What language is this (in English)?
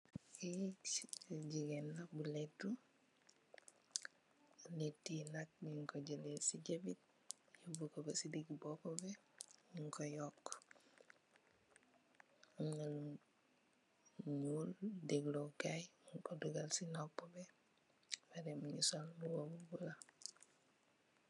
Wolof